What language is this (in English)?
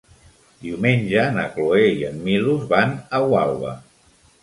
Catalan